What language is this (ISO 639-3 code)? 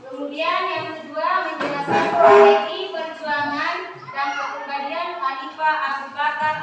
ind